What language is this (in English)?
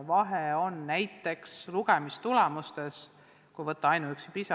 Estonian